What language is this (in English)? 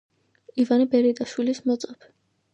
Georgian